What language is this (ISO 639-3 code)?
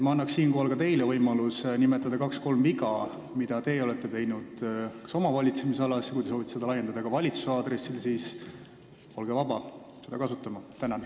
est